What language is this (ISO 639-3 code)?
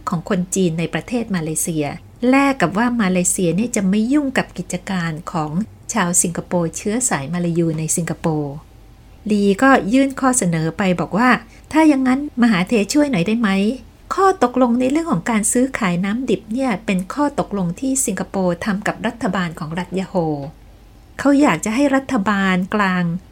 tha